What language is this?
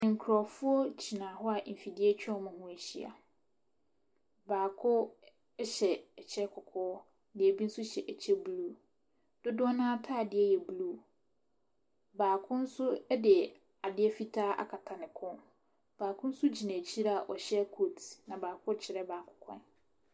Akan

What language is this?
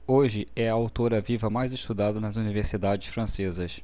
Portuguese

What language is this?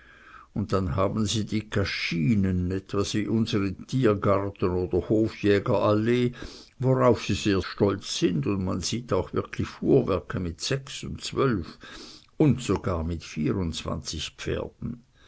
German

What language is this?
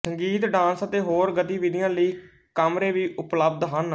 Punjabi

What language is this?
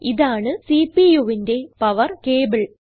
Malayalam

